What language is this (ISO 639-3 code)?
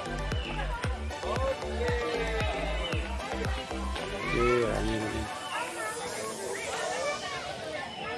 ind